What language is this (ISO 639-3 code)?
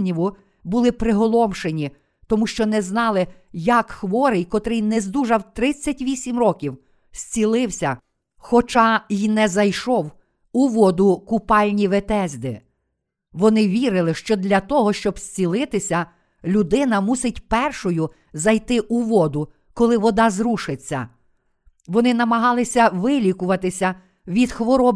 ukr